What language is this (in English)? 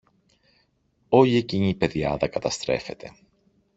Greek